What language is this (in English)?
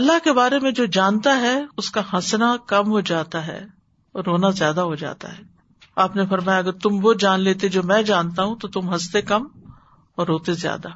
Urdu